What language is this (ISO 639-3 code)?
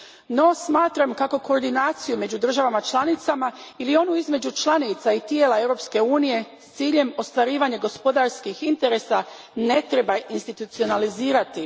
hrv